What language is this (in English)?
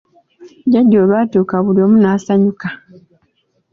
Ganda